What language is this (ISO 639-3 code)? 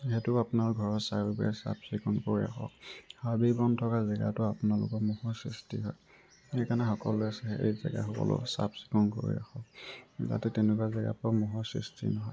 asm